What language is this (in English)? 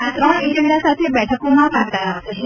Gujarati